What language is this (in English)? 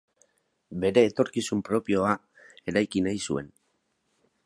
Basque